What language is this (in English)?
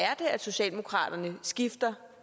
Danish